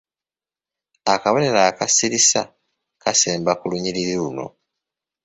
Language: Ganda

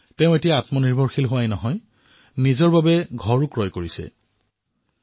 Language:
Assamese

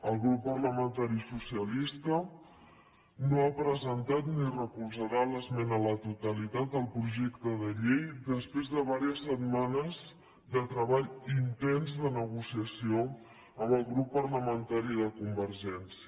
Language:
Catalan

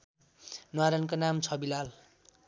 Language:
Nepali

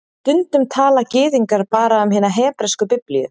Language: Icelandic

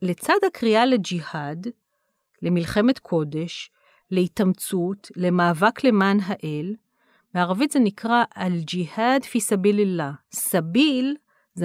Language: Hebrew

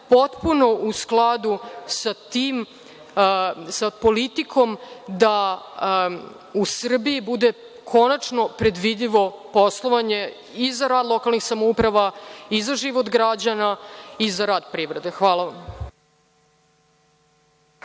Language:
Serbian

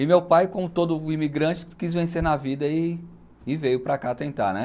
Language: Portuguese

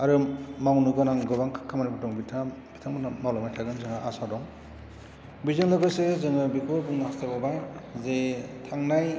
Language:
Bodo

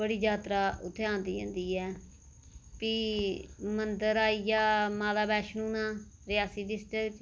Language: Dogri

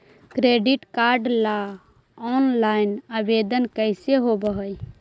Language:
Magahi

